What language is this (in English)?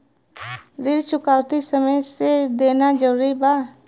Bhojpuri